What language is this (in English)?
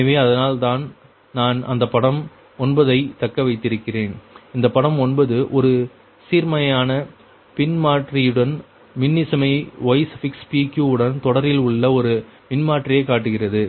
Tamil